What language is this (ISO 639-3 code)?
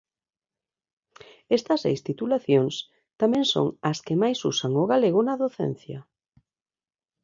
glg